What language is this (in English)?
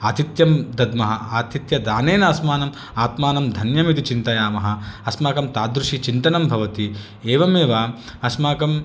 Sanskrit